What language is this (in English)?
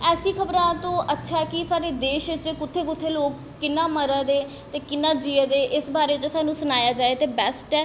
Dogri